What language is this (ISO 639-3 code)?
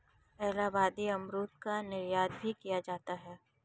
hin